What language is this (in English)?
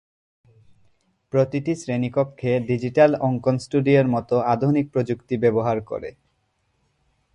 Bangla